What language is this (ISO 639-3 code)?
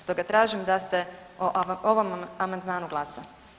hrv